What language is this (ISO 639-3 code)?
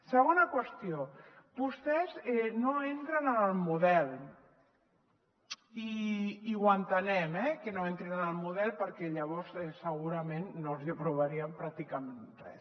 cat